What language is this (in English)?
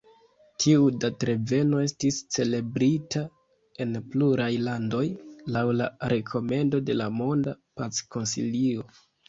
Esperanto